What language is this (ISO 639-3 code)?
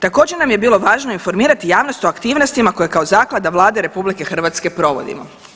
hrv